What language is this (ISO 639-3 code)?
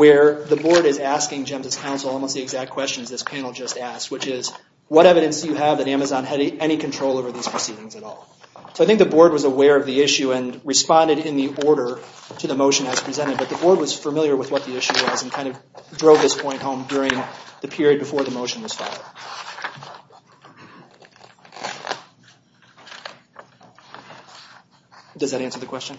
eng